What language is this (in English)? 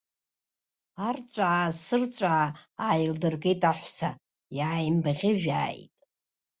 Abkhazian